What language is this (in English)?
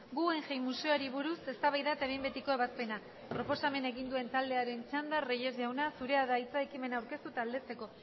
Basque